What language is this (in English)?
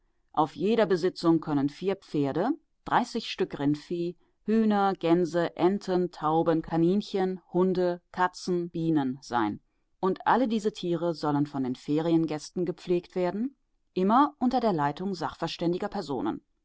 German